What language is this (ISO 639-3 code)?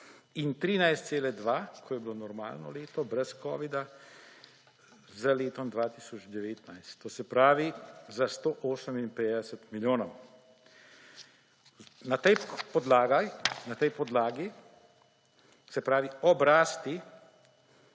slv